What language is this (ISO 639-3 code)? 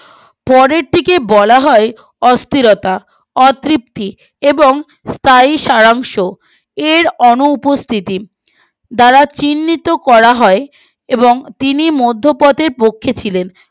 ben